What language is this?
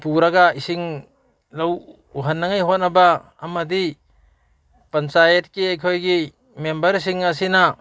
Manipuri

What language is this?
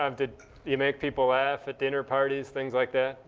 English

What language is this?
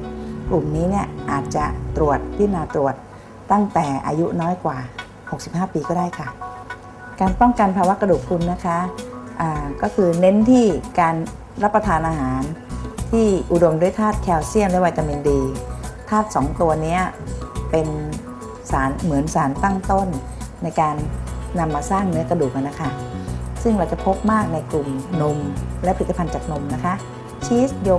Thai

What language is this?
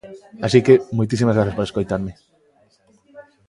Galician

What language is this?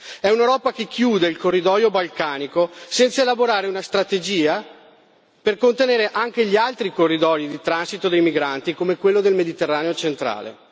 Italian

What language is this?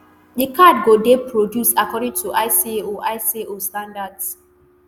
Nigerian Pidgin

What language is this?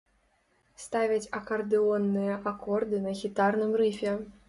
Belarusian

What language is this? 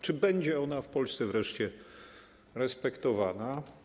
Polish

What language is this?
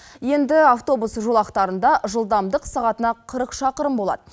Kazakh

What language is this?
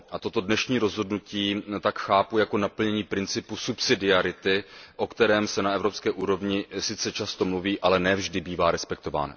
Czech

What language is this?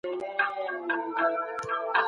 Pashto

